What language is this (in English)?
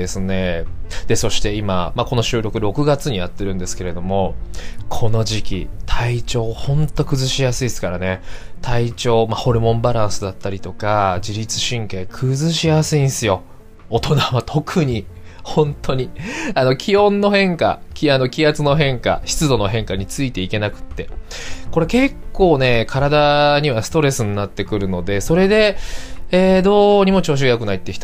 Japanese